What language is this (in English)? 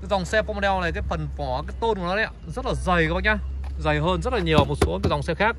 Vietnamese